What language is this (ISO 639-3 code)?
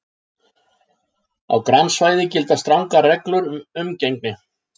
isl